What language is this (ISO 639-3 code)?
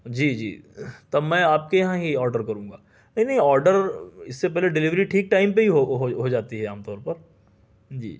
urd